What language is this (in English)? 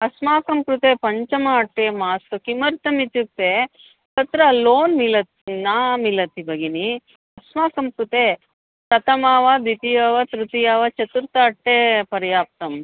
Sanskrit